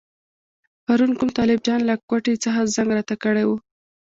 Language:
Pashto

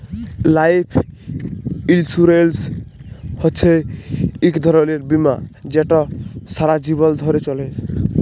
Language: Bangla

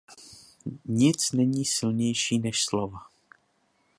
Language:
Czech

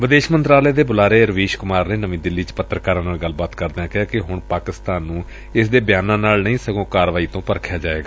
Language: Punjabi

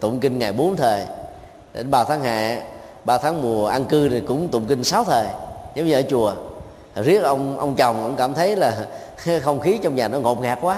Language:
Vietnamese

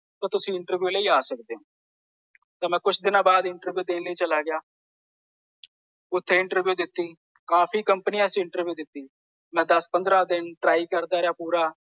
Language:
Punjabi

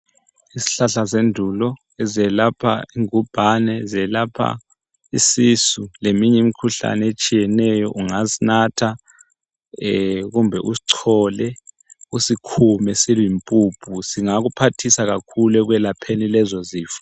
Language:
North Ndebele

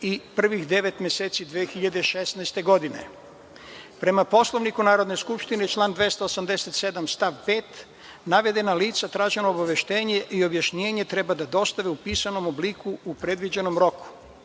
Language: Serbian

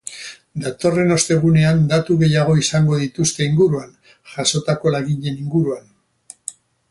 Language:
Basque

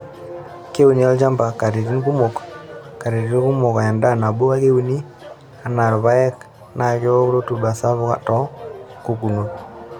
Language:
Masai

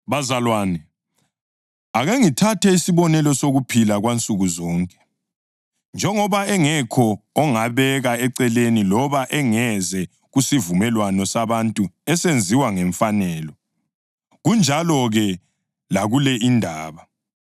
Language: North Ndebele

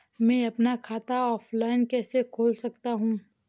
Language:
Hindi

